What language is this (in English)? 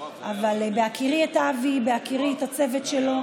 Hebrew